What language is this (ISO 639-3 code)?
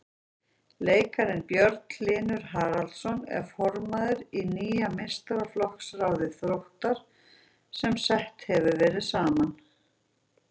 isl